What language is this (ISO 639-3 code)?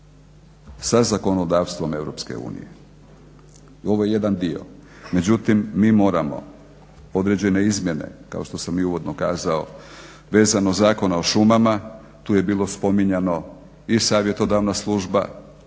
hrv